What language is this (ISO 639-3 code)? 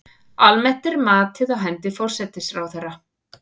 isl